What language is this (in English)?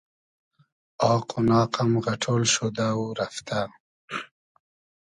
Hazaragi